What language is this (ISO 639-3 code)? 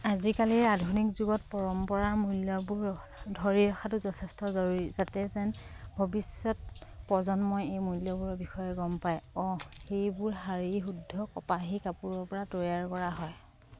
asm